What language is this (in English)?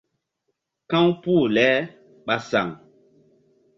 Mbum